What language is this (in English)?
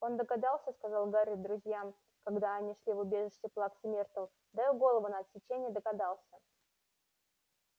Russian